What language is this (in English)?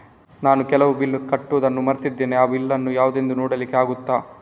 Kannada